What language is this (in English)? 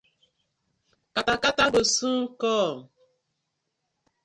Nigerian Pidgin